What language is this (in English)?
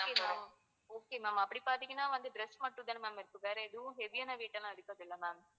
Tamil